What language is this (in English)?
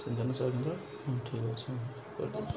Odia